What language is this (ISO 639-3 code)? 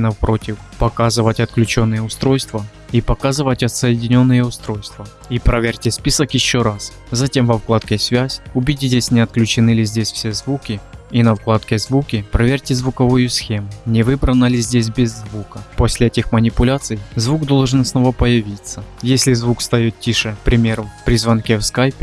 rus